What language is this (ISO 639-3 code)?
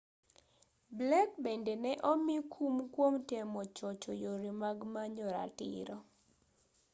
luo